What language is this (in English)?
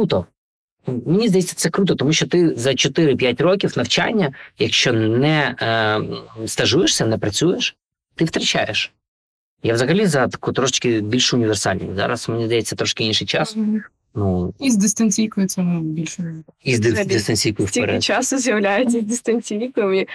Ukrainian